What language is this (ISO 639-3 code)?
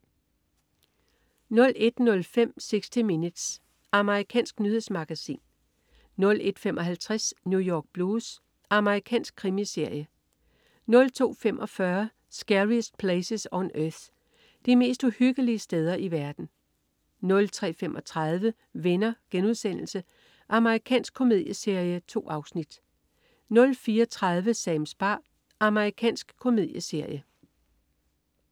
dan